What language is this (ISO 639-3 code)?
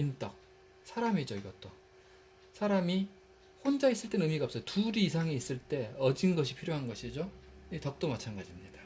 kor